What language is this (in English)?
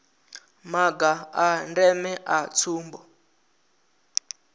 Venda